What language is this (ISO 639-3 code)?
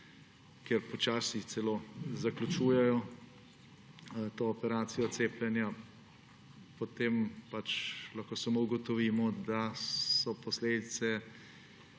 slv